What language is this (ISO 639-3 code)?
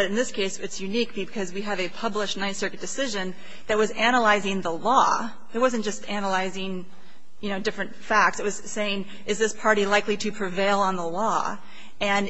eng